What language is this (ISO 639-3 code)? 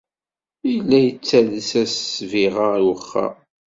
kab